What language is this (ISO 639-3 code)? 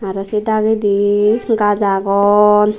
ccp